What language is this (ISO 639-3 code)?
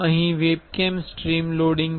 guj